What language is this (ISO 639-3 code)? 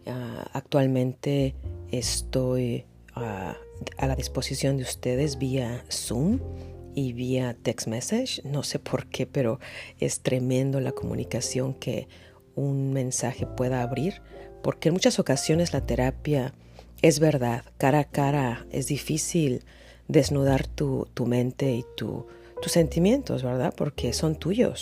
spa